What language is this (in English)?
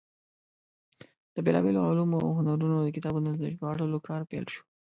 Pashto